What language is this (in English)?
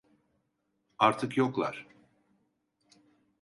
Turkish